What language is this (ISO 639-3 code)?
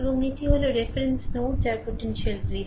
ben